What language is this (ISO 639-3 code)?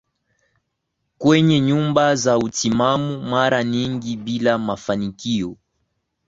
swa